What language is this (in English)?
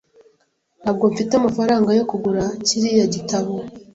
Kinyarwanda